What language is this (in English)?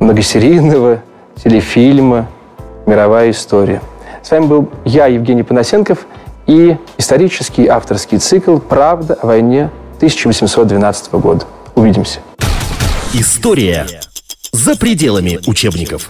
Russian